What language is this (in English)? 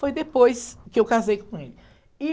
Portuguese